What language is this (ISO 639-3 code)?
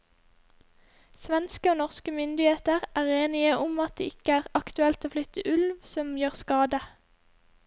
nor